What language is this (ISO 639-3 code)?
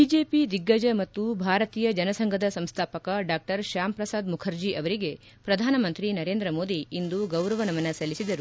kan